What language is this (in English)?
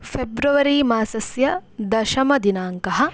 Sanskrit